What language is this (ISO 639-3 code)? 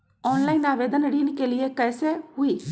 mag